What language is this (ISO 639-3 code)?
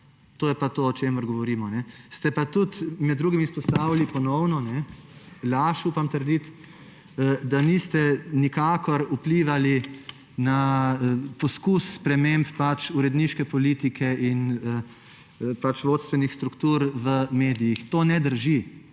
slv